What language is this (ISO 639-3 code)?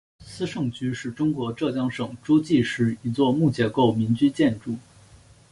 zho